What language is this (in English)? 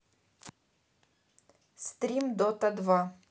Russian